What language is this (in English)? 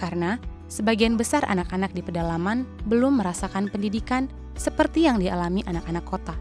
Indonesian